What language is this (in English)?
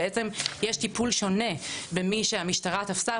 Hebrew